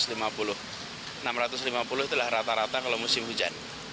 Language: Indonesian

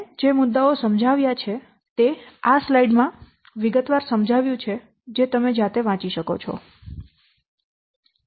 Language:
Gujarati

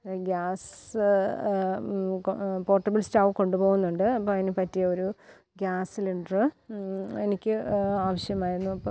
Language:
Malayalam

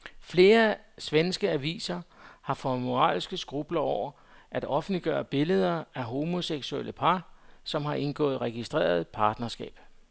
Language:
Danish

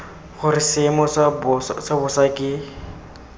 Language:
Tswana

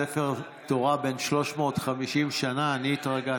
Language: Hebrew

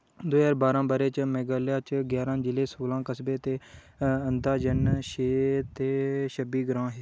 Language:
Dogri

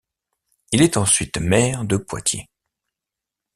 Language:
French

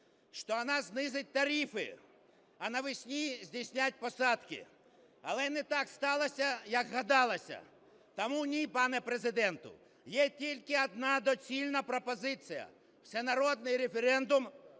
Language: Ukrainian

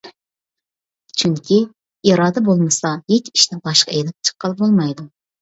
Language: Uyghur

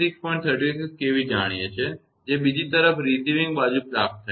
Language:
Gujarati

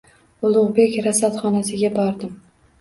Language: Uzbek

